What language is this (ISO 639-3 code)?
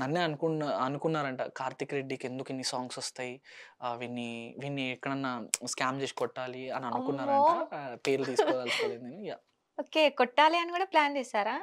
tel